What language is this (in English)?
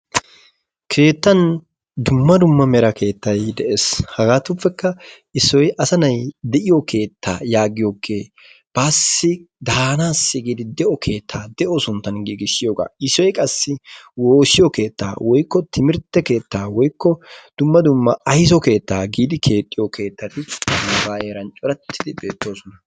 Wolaytta